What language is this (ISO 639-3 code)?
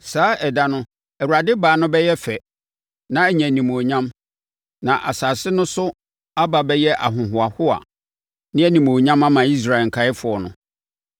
aka